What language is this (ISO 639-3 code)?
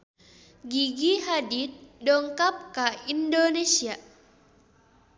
sun